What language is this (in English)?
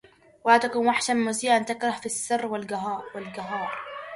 Arabic